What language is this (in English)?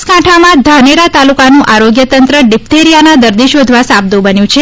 Gujarati